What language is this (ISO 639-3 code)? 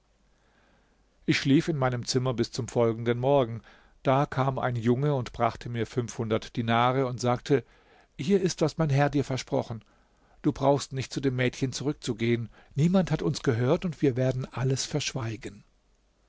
deu